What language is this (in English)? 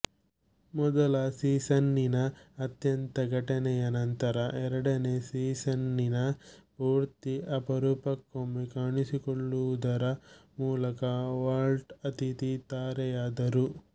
Kannada